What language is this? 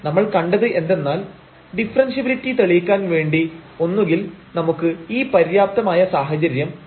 Malayalam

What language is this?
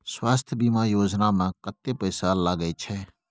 Maithili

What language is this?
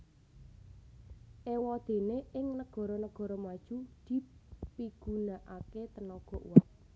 Javanese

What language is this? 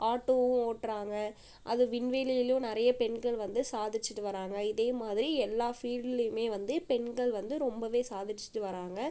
Tamil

